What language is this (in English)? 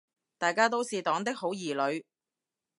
Cantonese